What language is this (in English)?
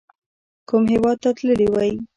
Pashto